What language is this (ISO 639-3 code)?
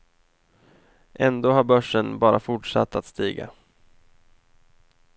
swe